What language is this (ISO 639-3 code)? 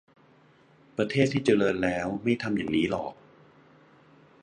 tha